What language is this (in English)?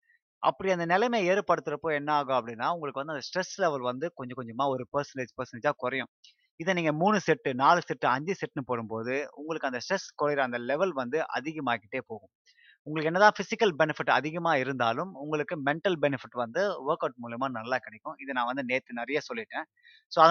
Tamil